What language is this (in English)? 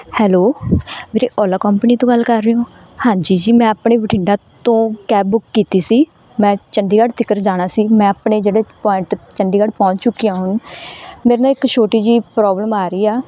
Punjabi